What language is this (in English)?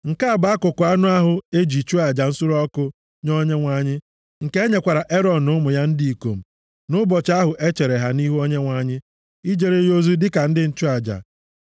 Igbo